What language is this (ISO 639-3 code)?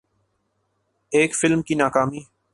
urd